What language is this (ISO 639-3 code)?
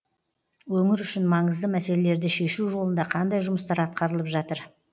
kaz